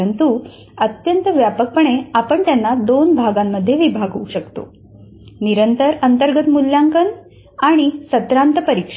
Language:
Marathi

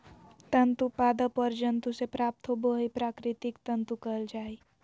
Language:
Magahi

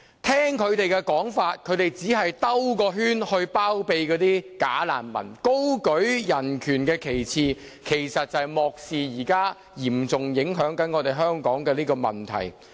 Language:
Cantonese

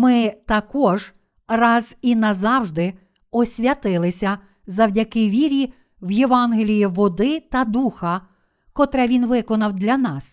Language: Ukrainian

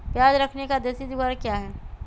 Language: Magahi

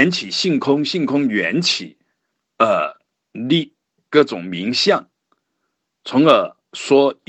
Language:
Chinese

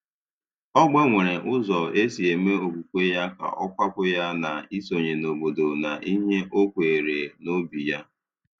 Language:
Igbo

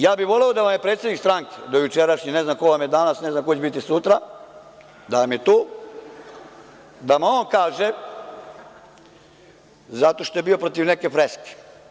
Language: Serbian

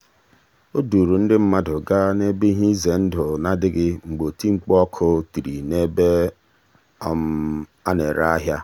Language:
Igbo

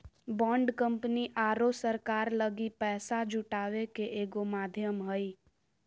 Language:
Magahi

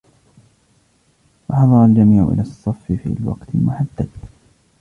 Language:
Arabic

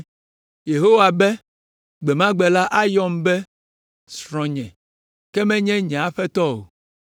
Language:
Ewe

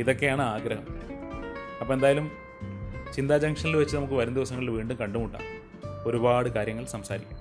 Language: Malayalam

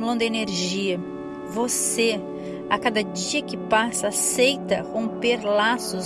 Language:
Portuguese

